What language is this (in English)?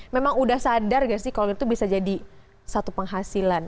Indonesian